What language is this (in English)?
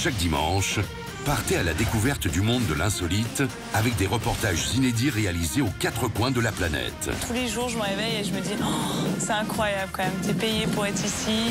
French